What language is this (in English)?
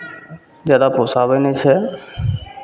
Maithili